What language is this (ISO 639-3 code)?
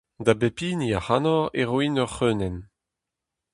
bre